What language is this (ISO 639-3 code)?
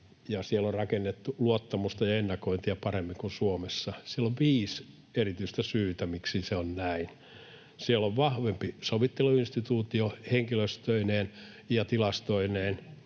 fin